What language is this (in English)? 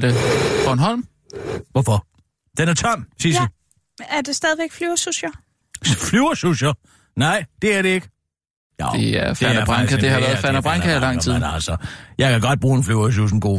Danish